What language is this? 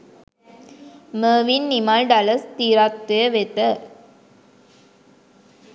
Sinhala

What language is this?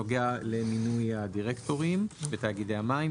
Hebrew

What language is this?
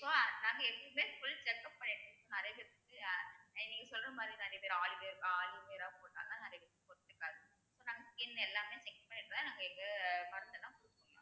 Tamil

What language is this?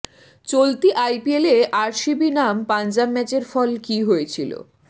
Bangla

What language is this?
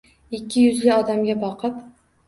Uzbek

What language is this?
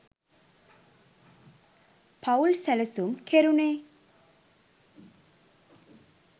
Sinhala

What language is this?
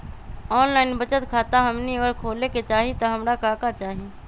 Magahi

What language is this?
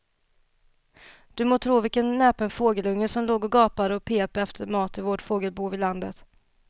Swedish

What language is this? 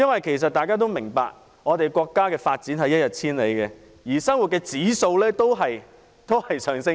Cantonese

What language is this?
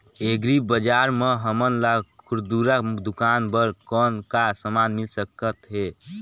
Chhattisgarhi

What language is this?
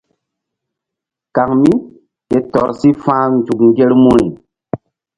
Mbum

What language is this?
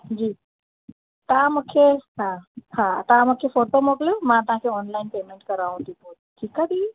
Sindhi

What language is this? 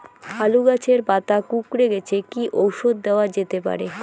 Bangla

